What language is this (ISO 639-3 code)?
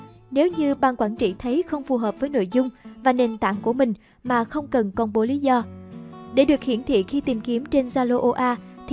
vie